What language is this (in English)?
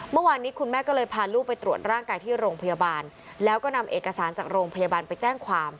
Thai